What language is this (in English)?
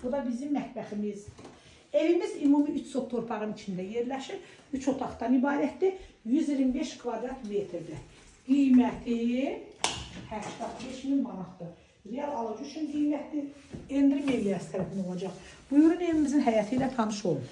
Turkish